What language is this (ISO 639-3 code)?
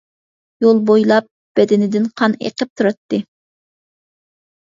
uig